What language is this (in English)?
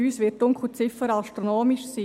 Swiss German